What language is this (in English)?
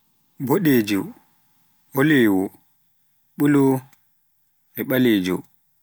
Pular